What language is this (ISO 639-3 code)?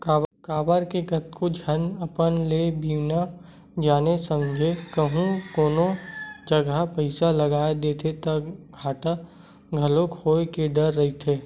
hne